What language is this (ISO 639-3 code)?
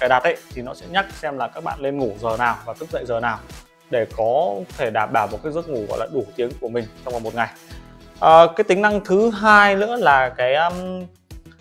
vie